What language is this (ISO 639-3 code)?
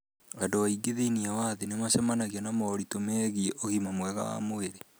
kik